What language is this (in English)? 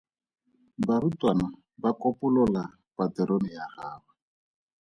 Tswana